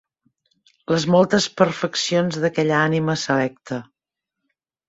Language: Catalan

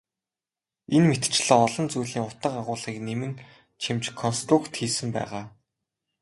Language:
Mongolian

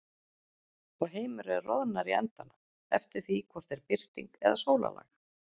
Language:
Icelandic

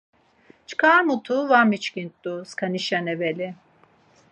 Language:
Laz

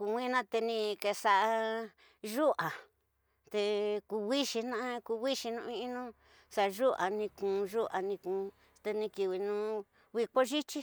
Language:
Tidaá Mixtec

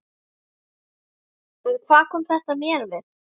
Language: Icelandic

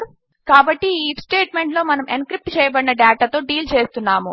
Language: Telugu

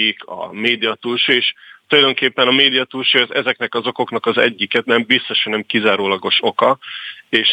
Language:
Hungarian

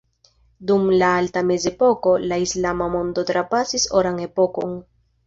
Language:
Esperanto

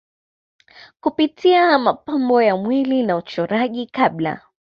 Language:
Swahili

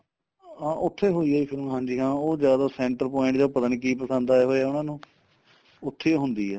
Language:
Punjabi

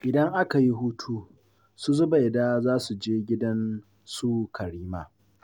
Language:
Hausa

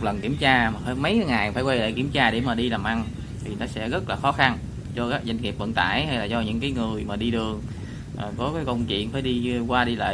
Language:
Vietnamese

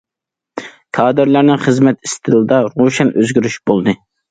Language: Uyghur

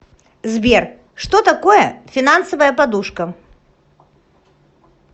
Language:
Russian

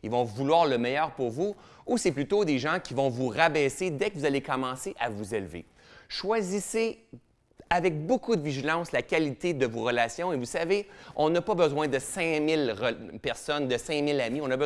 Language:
French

